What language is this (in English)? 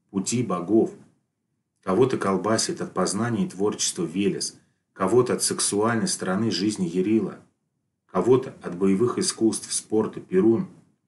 Russian